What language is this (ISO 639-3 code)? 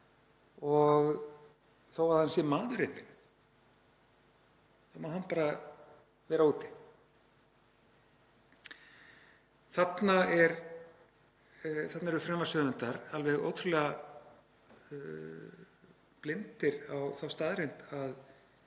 isl